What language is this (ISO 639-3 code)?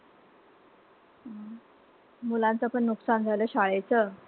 mar